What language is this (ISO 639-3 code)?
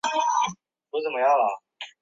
zho